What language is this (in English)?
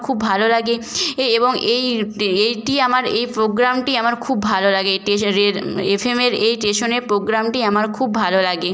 Bangla